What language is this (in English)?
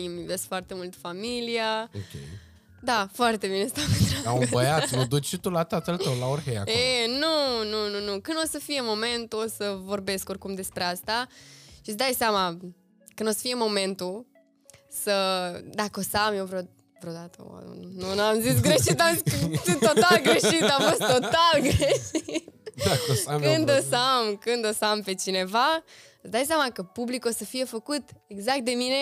Romanian